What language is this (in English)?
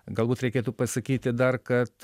Lithuanian